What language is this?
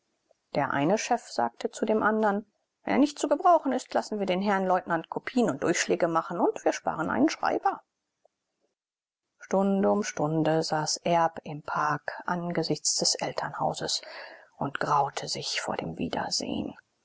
German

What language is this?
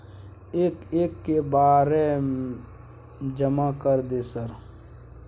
Maithili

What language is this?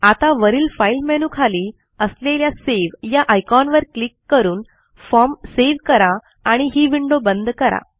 Marathi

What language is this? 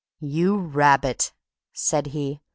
English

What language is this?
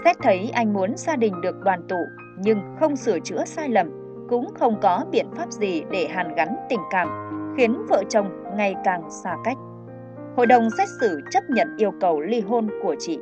Vietnamese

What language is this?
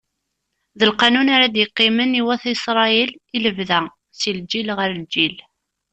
Kabyle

